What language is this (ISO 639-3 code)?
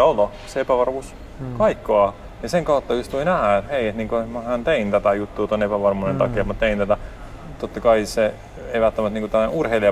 fin